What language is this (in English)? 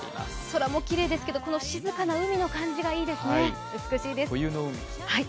Japanese